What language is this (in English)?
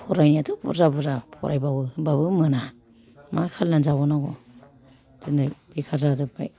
Bodo